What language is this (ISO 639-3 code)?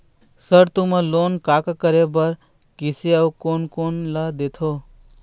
hne